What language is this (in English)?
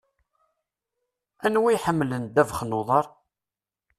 Kabyle